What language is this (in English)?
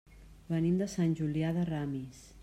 Catalan